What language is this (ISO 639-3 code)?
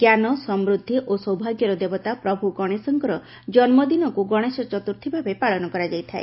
ori